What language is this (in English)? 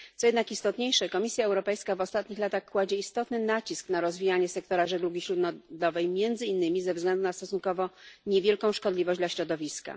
Polish